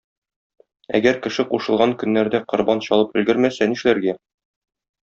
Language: Tatar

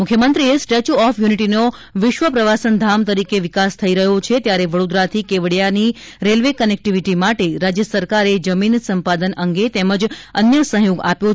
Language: Gujarati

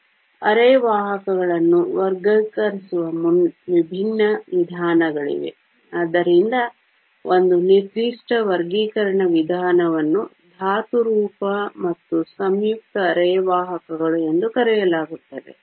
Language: Kannada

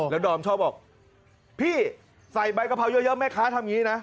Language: Thai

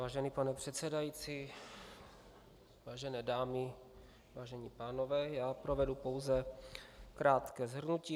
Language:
Czech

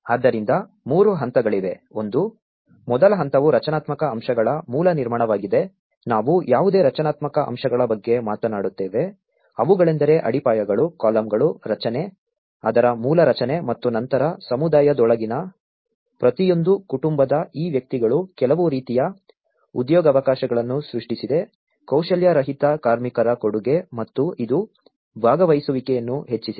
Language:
Kannada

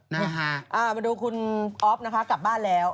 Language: Thai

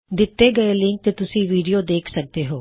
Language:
Punjabi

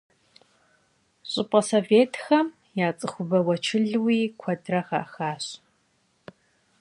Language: Kabardian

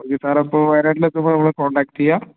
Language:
Malayalam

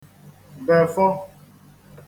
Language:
Igbo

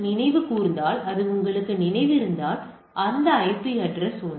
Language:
Tamil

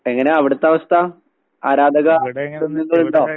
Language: Malayalam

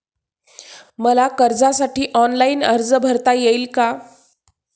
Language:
Marathi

